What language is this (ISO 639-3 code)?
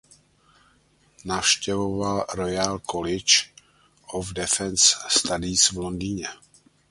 ces